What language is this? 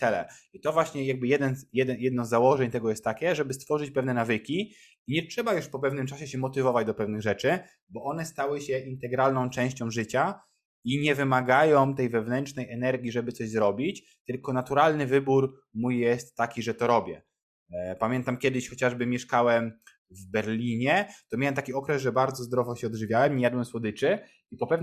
Polish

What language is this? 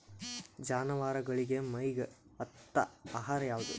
Kannada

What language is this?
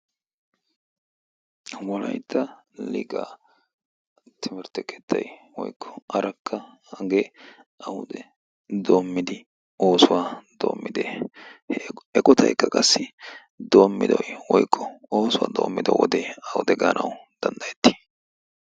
Wolaytta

